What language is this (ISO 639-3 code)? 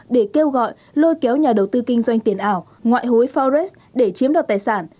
vie